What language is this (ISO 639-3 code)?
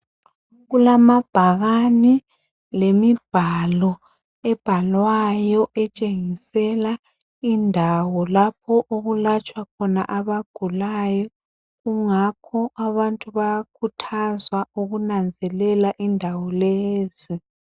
nde